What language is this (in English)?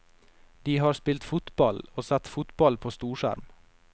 Norwegian